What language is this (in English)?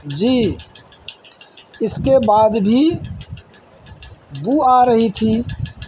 Urdu